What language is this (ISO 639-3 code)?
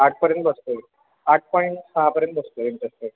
mar